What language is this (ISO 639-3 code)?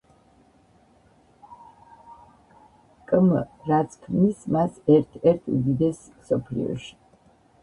kat